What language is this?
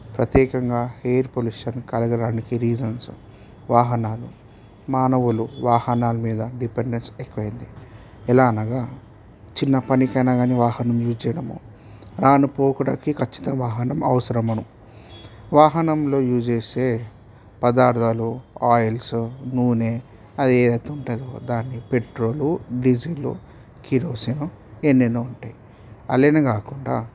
Telugu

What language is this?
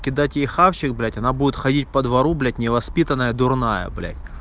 Russian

